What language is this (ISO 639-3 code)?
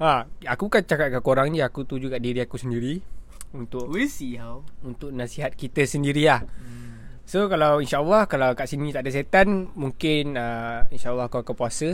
msa